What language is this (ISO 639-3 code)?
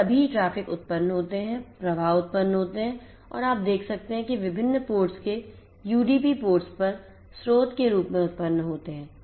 hin